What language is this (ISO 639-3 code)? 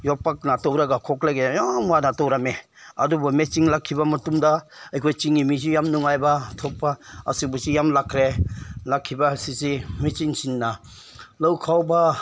mni